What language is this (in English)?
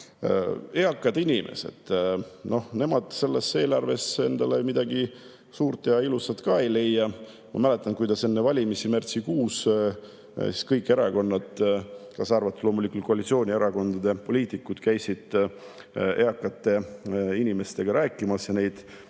Estonian